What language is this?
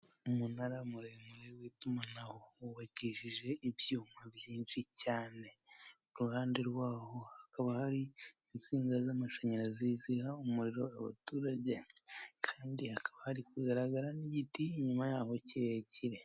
Kinyarwanda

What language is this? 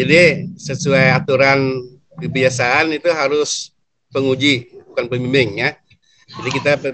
Indonesian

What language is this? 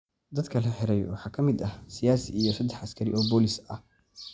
Somali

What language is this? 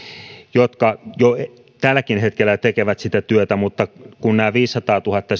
Finnish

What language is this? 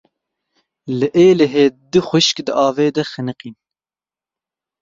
Kurdish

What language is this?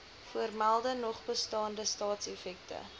Afrikaans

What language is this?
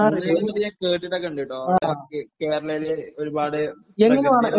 Malayalam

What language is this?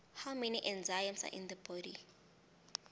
South Ndebele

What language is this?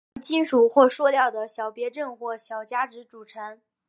Chinese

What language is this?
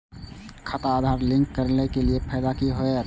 Maithili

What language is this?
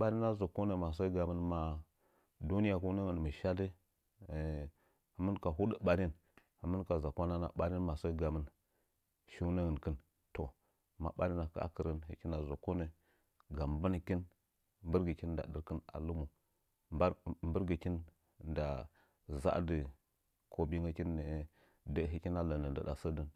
Nzanyi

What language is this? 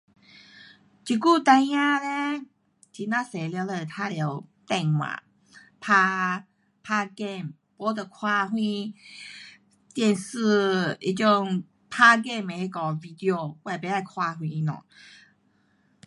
Pu-Xian Chinese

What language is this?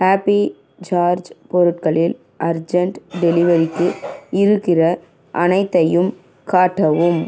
Tamil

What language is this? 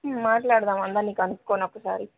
Telugu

